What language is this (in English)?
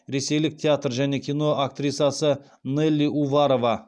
Kazakh